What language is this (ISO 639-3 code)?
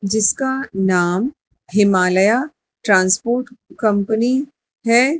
hin